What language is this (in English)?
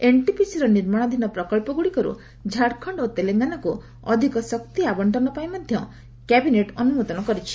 Odia